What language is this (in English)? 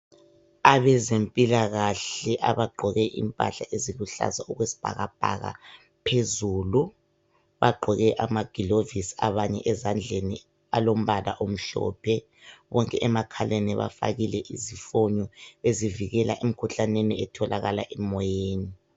North Ndebele